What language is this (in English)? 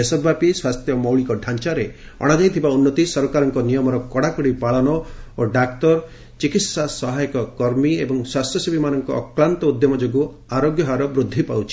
Odia